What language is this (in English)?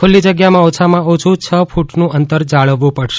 Gujarati